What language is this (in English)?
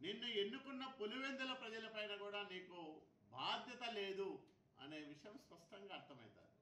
Telugu